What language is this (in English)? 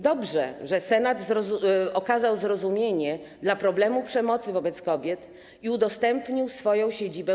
Polish